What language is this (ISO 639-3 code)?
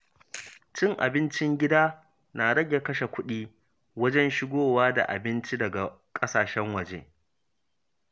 hau